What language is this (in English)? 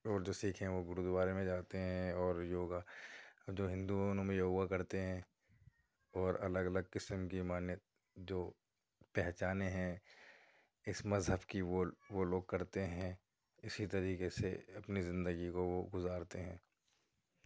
Urdu